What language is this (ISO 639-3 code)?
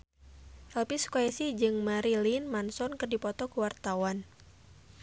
sun